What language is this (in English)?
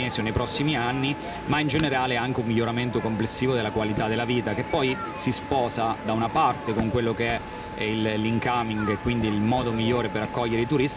Italian